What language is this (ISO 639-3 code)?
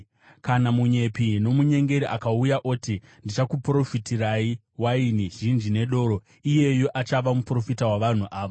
sna